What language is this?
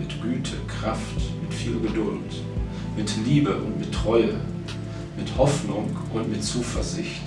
German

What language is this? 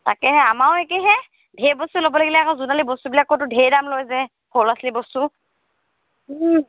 Assamese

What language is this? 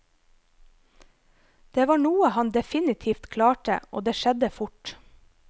Norwegian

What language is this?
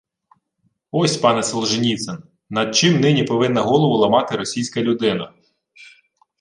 Ukrainian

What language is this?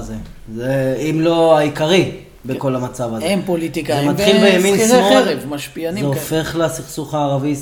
Hebrew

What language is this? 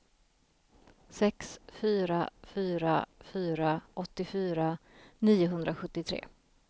Swedish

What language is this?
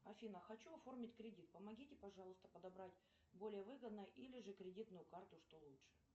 Russian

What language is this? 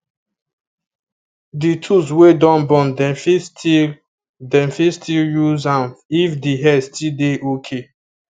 Nigerian Pidgin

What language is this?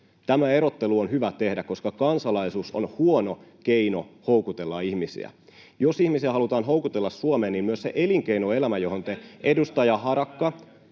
Finnish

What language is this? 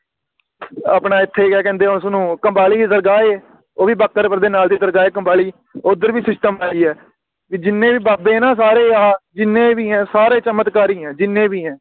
Punjabi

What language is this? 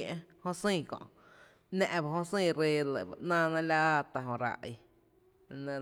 Tepinapa Chinantec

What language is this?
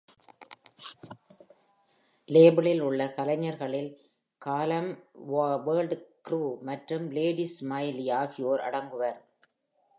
Tamil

